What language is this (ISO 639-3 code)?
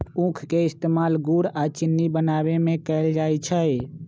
mag